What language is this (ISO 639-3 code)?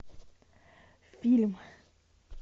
rus